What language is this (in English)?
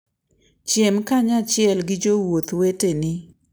Luo (Kenya and Tanzania)